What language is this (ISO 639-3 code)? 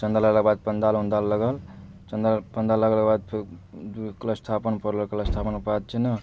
mai